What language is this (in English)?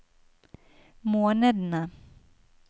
Norwegian